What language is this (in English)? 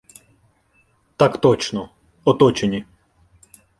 Ukrainian